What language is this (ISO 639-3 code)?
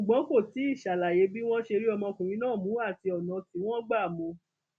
yor